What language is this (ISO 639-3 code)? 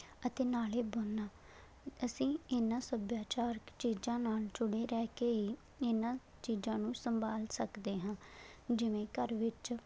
pan